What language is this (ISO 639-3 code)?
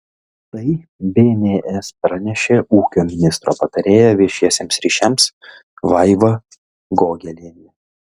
lit